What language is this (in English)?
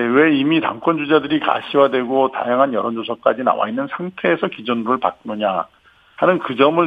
Korean